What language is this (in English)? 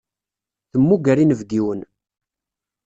Kabyle